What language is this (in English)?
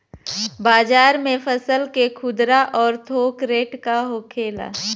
Bhojpuri